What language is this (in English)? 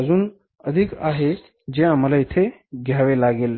Marathi